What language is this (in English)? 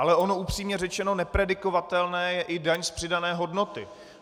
Czech